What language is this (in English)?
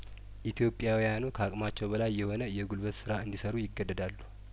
Amharic